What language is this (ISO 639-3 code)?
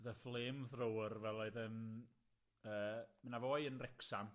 cym